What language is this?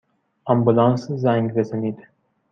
Persian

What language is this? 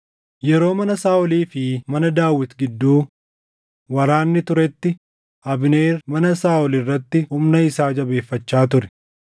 Oromo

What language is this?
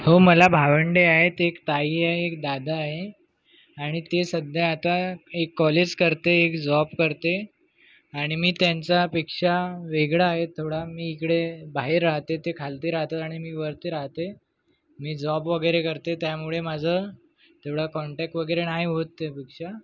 Marathi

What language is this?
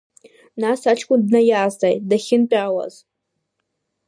Abkhazian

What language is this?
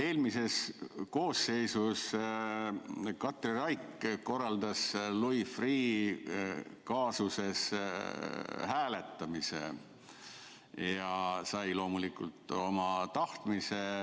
Estonian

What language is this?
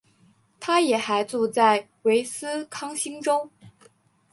Chinese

